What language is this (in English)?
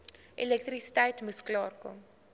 Afrikaans